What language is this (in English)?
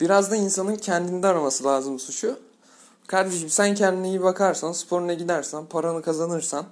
Turkish